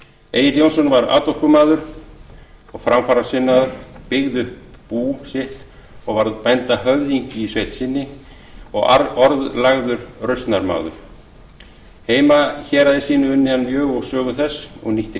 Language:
Icelandic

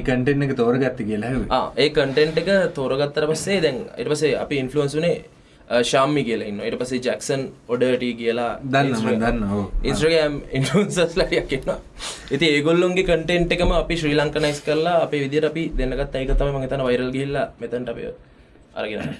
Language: English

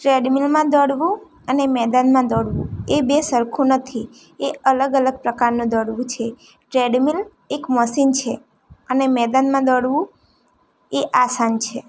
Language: Gujarati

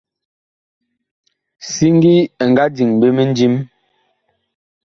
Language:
Bakoko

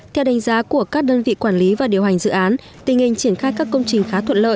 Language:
Vietnamese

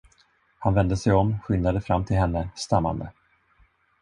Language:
Swedish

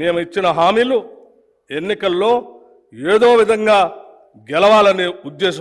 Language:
Telugu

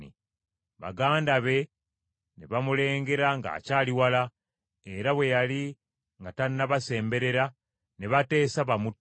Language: Ganda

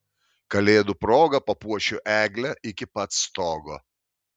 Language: Lithuanian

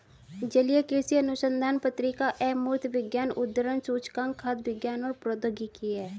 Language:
Hindi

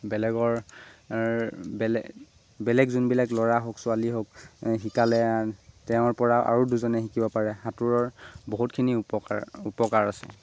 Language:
Assamese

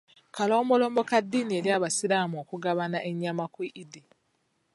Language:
Ganda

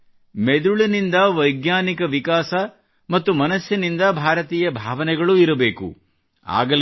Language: Kannada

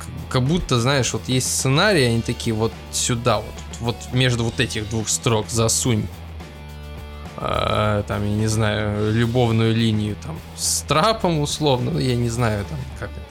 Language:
Russian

